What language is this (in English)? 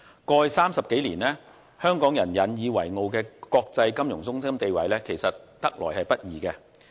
Cantonese